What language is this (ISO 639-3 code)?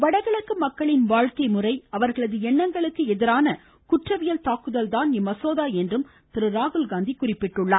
tam